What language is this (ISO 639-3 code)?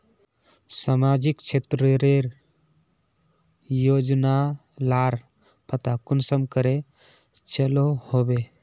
mag